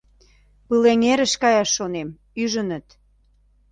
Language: Mari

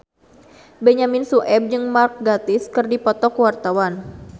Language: Sundanese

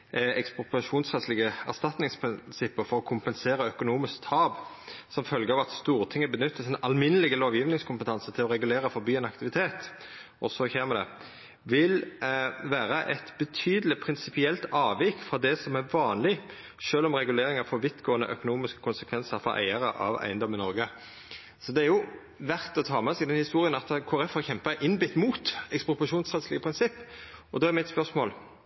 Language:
Norwegian Nynorsk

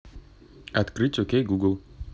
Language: Russian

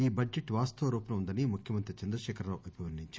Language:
Telugu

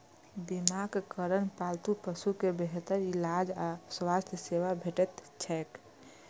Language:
Maithili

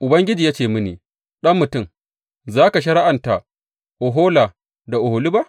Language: Hausa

